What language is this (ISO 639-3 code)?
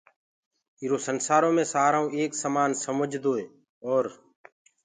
ggg